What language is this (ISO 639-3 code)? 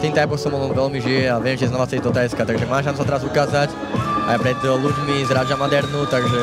ces